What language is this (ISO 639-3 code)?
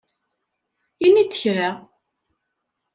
kab